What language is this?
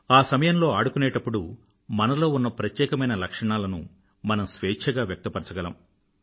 Telugu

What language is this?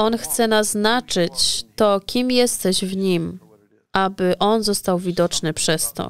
Polish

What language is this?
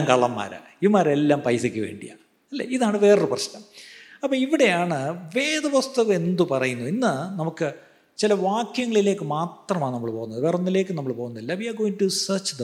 Malayalam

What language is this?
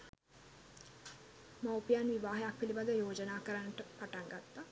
Sinhala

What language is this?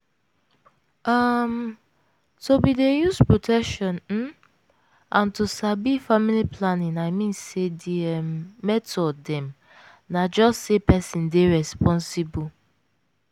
Nigerian Pidgin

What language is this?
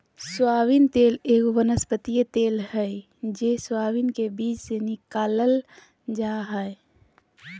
Magahi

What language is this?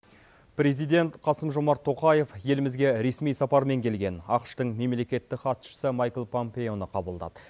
Kazakh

